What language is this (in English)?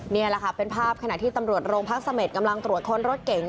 Thai